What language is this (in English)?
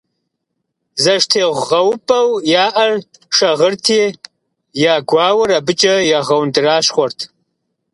Kabardian